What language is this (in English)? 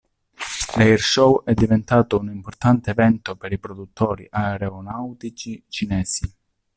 Italian